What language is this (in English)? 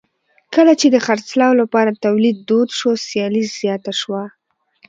Pashto